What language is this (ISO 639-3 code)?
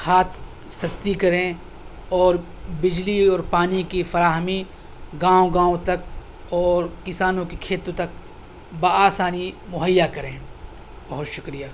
urd